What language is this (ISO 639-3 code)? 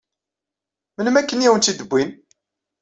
kab